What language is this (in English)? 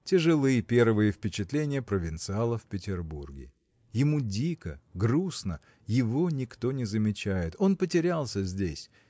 Russian